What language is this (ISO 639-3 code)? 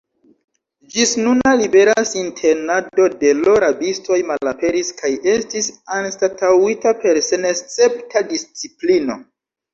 epo